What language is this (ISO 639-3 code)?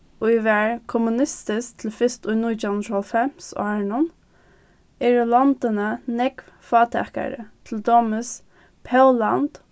fao